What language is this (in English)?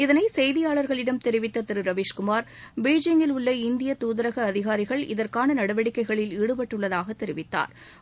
Tamil